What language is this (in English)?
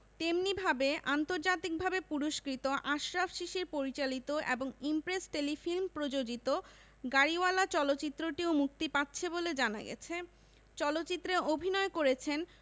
Bangla